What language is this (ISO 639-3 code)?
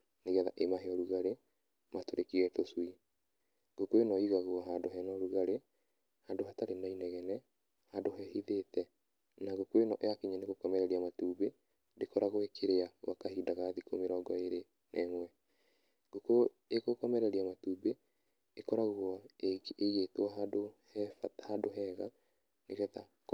kik